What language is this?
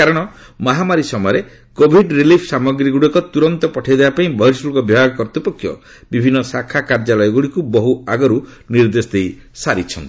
Odia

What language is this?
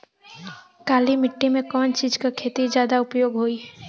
Bhojpuri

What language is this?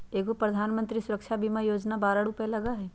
Magahi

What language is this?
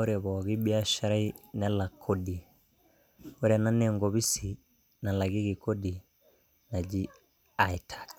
Masai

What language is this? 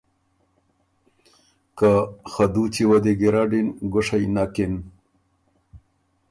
Ormuri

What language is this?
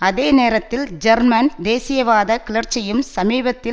Tamil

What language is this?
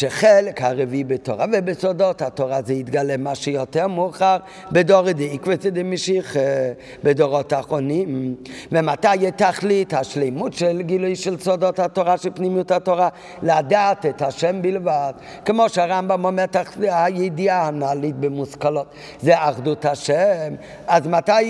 Hebrew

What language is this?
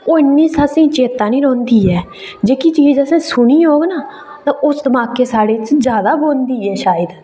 Dogri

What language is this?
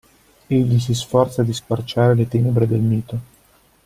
Italian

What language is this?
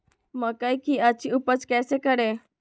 Magahi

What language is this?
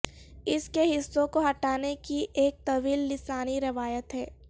Urdu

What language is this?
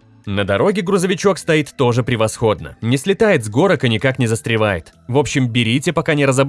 Russian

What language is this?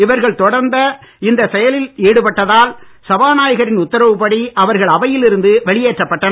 Tamil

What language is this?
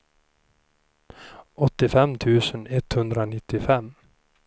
Swedish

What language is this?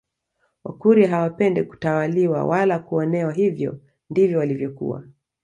Swahili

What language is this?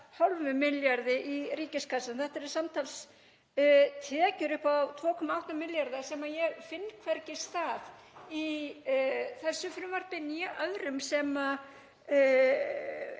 Icelandic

